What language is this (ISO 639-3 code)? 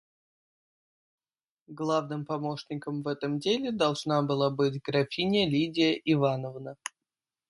rus